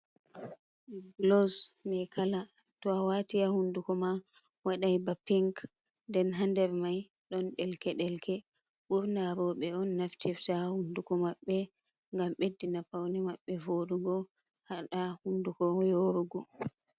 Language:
Fula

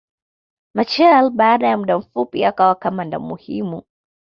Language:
Swahili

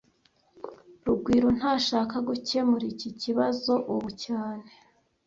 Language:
Kinyarwanda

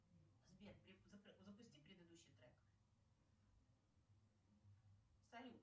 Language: Russian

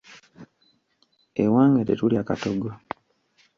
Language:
Ganda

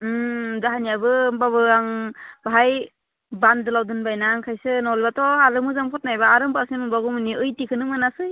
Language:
Bodo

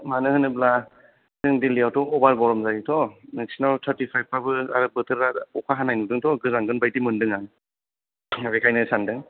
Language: Bodo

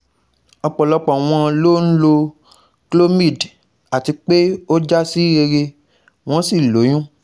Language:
Yoruba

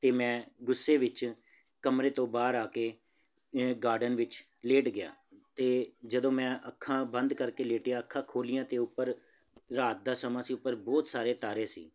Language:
Punjabi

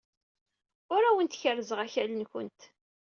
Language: Kabyle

